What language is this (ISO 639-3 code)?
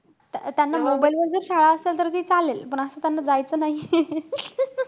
mar